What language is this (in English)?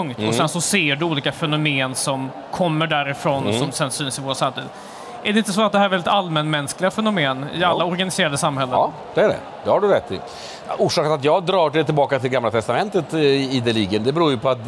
Swedish